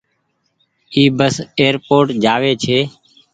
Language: Goaria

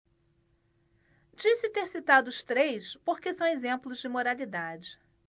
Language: Portuguese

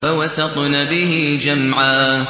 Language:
Arabic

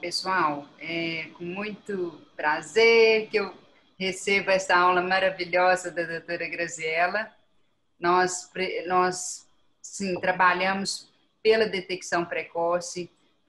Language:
Portuguese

